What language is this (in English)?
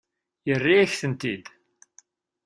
Kabyle